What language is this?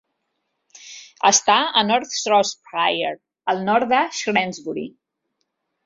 Catalan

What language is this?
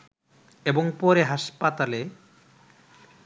Bangla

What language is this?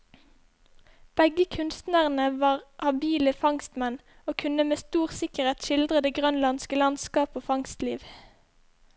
Norwegian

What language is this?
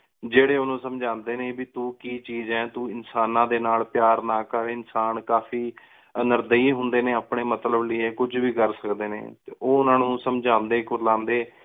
Punjabi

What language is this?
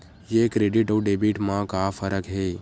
Chhattisgarhi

